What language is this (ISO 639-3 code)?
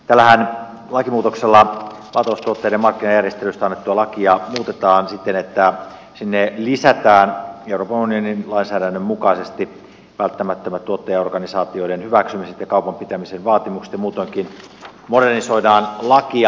fin